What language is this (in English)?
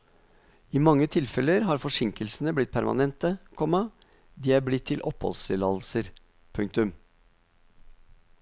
Norwegian